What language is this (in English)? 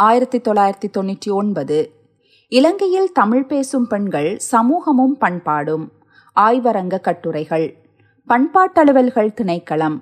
Tamil